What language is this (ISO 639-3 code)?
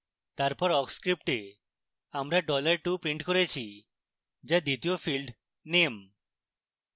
ben